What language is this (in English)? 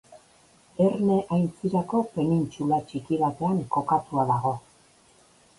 Basque